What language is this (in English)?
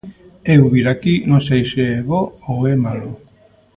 Galician